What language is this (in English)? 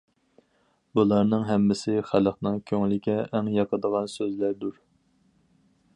Uyghur